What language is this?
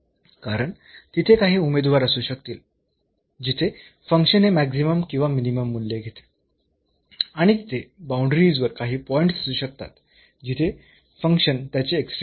Marathi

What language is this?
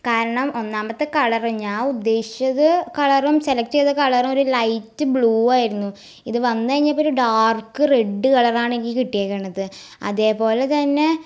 Malayalam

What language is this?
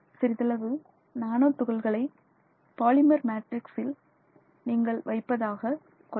Tamil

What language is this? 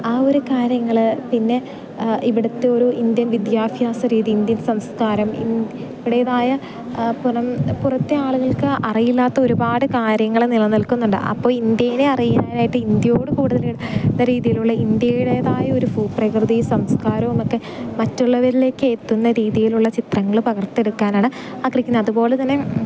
Malayalam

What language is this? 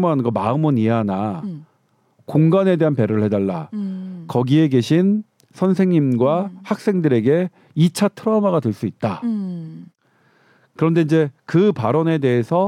Korean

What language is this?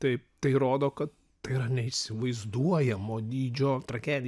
Lithuanian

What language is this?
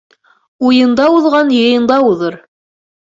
Bashkir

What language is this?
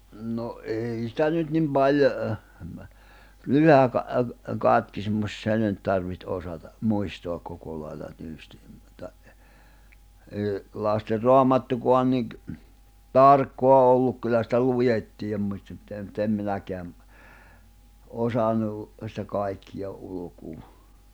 Finnish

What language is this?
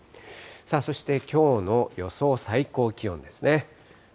Japanese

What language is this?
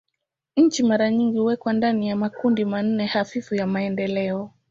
Swahili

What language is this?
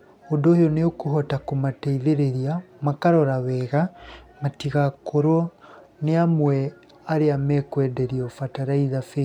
Kikuyu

